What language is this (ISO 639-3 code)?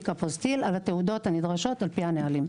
heb